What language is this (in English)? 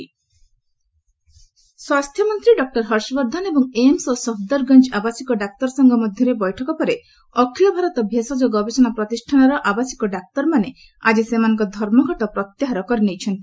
Odia